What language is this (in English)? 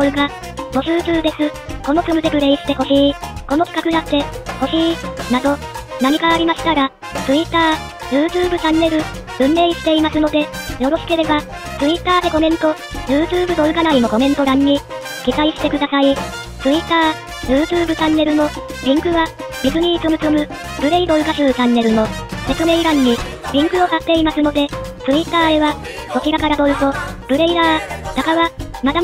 Japanese